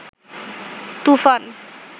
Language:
Bangla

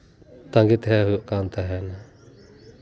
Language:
Santali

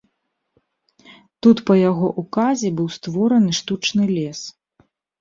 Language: Belarusian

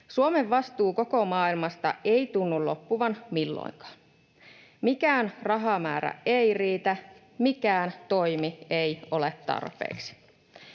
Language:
Finnish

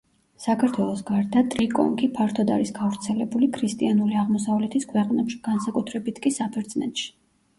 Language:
Georgian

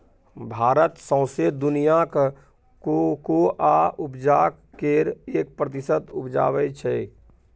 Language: Maithili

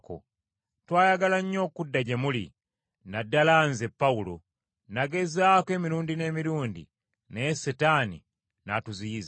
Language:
Ganda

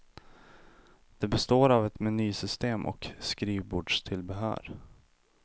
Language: Swedish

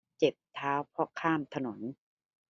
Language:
Thai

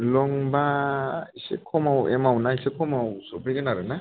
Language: Bodo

